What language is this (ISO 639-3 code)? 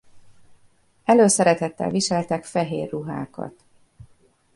hun